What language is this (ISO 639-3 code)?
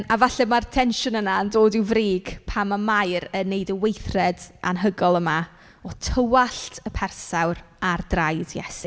cym